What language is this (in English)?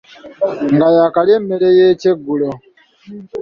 Ganda